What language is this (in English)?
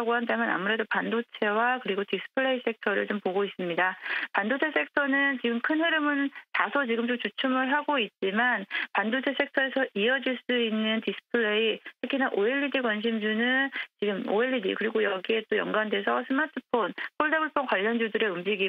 Korean